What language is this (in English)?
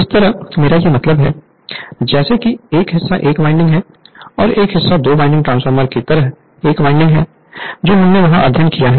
Hindi